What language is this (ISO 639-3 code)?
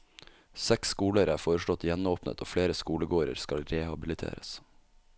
nor